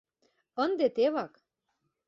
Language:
Mari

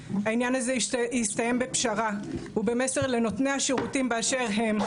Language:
Hebrew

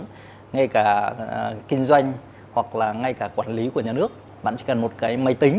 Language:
Vietnamese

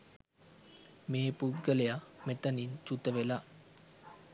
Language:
Sinhala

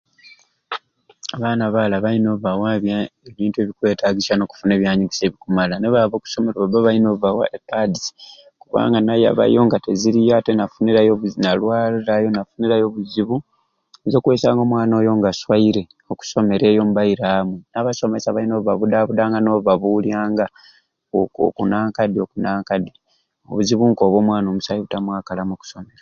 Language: Ruuli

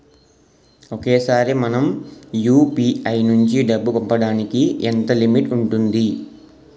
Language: Telugu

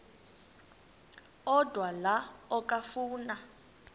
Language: Xhosa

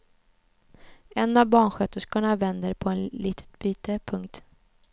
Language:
Swedish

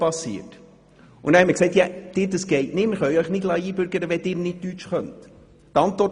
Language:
Swiss German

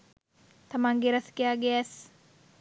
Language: Sinhala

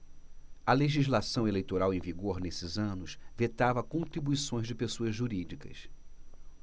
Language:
Portuguese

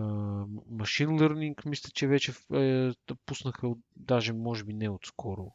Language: Bulgarian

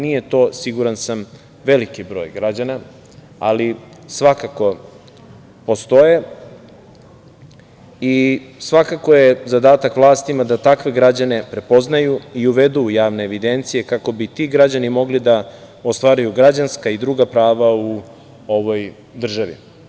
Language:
Serbian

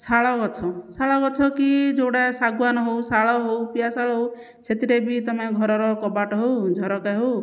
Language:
Odia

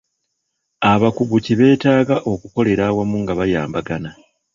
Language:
Ganda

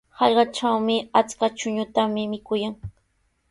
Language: Sihuas Ancash Quechua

